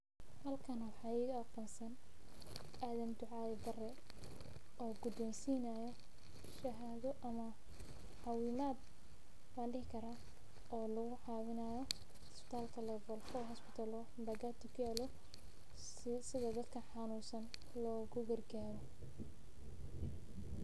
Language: Somali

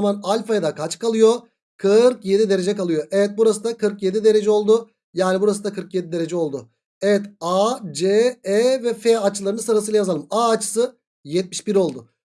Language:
Turkish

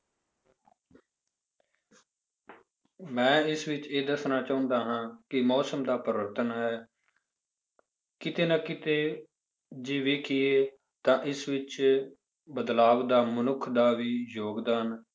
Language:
Punjabi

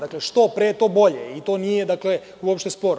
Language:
Serbian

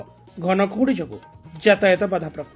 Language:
Odia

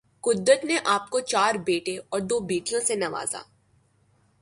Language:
Urdu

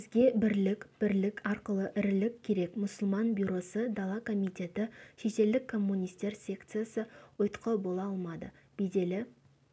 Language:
Kazakh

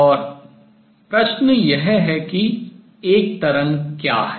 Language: Hindi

